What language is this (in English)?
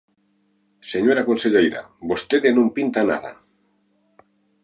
Galician